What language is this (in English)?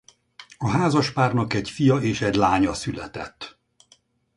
Hungarian